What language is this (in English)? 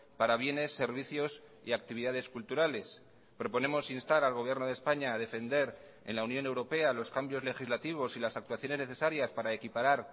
Spanish